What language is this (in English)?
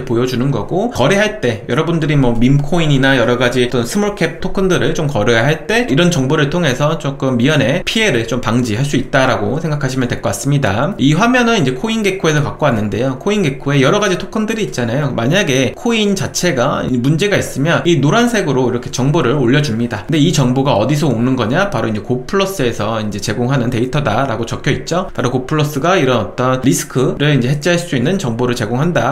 Korean